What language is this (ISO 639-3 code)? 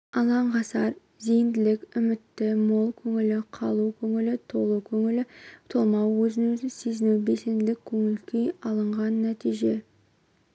kaz